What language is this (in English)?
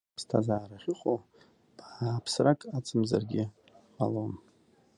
Abkhazian